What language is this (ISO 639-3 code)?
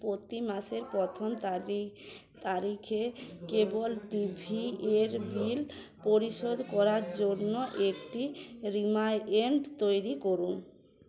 ben